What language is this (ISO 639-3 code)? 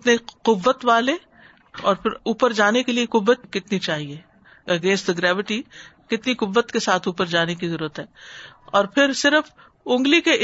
urd